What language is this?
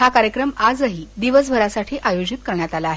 Marathi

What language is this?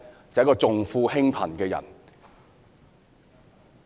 Cantonese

